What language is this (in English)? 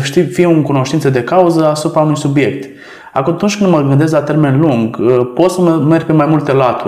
Romanian